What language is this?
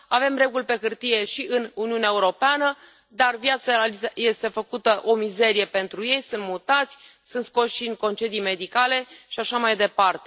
Romanian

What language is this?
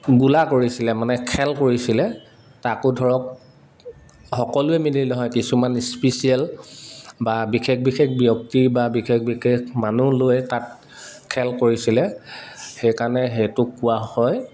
Assamese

